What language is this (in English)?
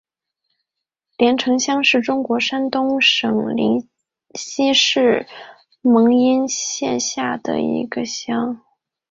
Chinese